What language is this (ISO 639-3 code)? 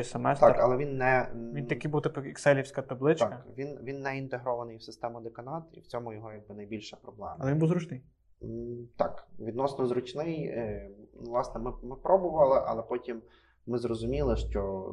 ukr